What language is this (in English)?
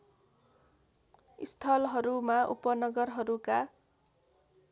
Nepali